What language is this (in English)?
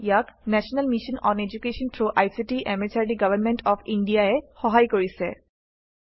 Assamese